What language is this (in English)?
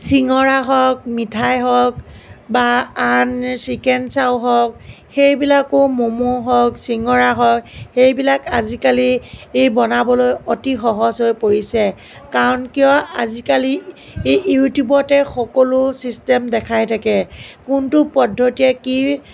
Assamese